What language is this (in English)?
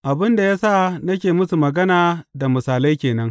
Hausa